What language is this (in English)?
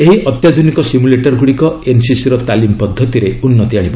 Odia